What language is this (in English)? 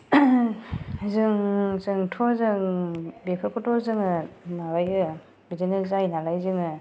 Bodo